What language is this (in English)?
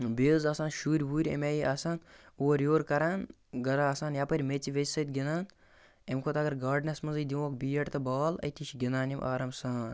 Kashmiri